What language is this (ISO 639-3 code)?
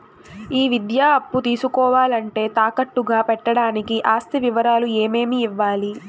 tel